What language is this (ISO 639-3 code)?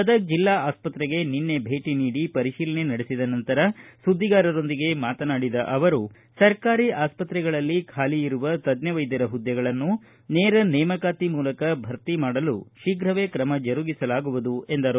kan